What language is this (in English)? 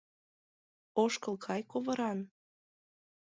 Mari